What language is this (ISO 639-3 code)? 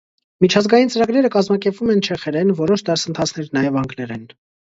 hye